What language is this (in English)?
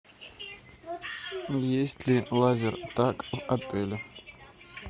Russian